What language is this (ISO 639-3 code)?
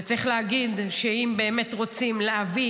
heb